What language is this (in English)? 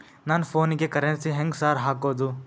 Kannada